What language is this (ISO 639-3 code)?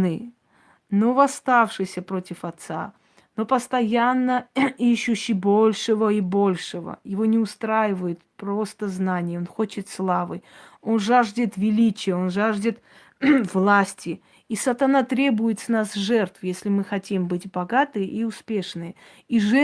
rus